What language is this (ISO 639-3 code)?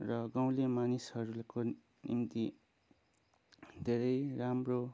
nep